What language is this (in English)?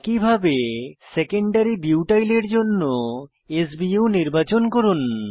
Bangla